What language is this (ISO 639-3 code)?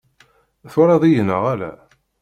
kab